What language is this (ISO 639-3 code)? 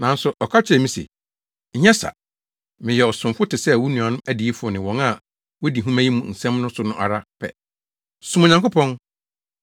aka